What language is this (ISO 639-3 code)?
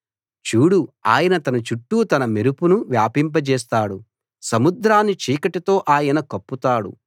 tel